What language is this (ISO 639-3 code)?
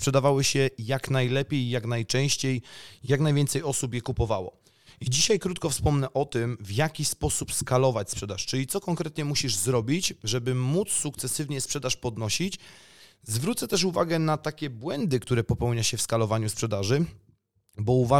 pol